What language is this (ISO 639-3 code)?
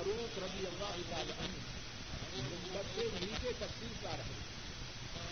urd